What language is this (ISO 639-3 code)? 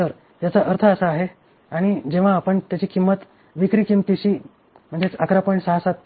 mar